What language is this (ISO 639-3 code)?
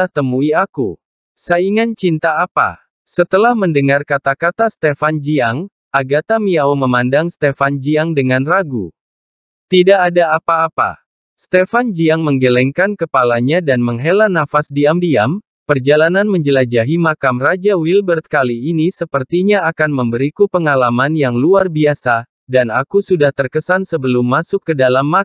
ind